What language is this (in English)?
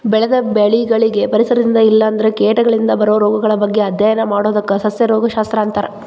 Kannada